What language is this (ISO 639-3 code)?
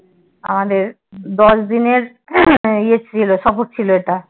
ben